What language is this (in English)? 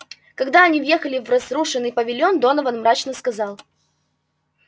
Russian